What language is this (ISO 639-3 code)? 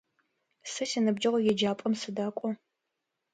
ady